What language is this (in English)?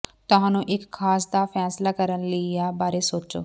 Punjabi